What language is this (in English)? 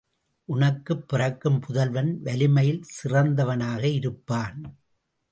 Tamil